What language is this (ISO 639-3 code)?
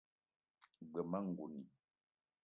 eto